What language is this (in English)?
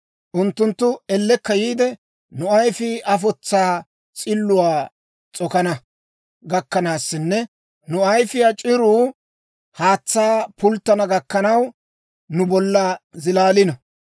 Dawro